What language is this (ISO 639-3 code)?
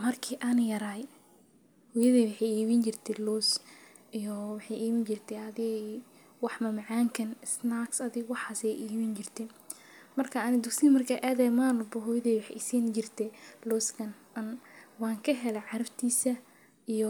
som